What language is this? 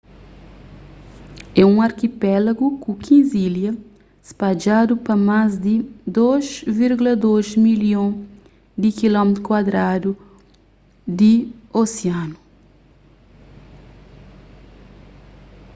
Kabuverdianu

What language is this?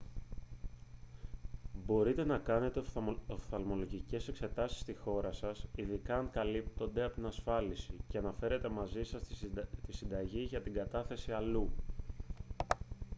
Greek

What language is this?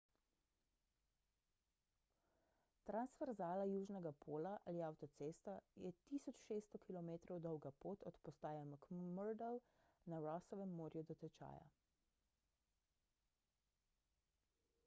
Slovenian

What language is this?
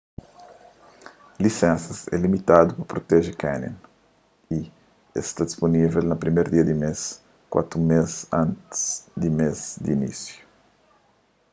Kabuverdianu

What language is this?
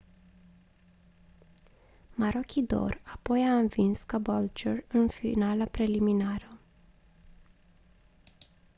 Romanian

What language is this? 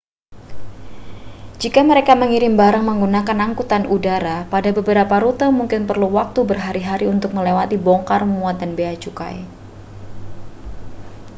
Indonesian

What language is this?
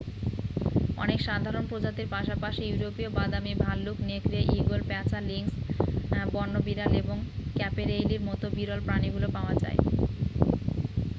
Bangla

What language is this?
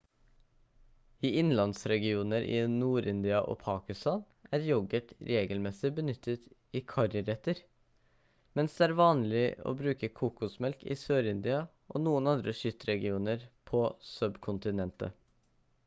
Norwegian Bokmål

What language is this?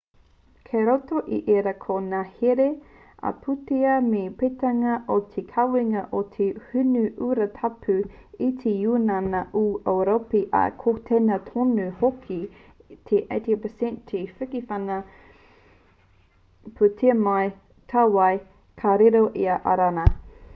Māori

